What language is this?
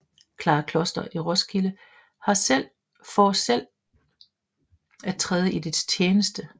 Danish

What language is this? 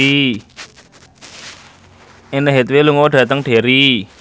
Javanese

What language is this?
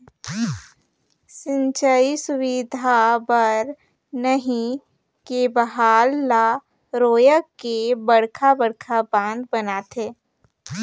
Chhattisgarhi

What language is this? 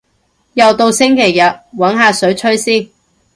Cantonese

